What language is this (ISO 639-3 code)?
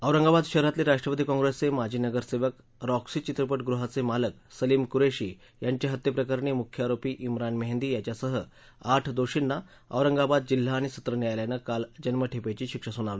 mar